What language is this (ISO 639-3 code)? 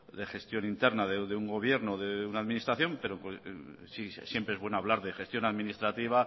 spa